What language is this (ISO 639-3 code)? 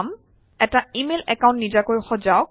asm